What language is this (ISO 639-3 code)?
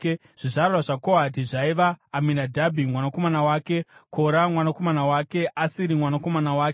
sna